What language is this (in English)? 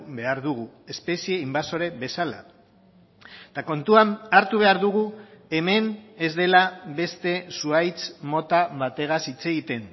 Basque